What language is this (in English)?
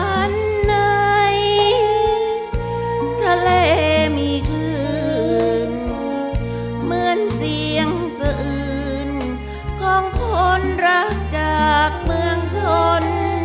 Thai